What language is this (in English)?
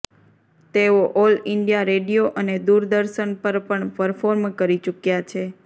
Gujarati